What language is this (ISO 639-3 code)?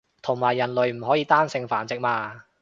yue